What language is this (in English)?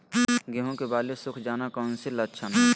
Magahi